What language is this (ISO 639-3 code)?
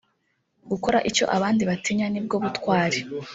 kin